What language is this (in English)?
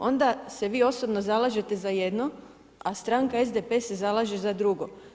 Croatian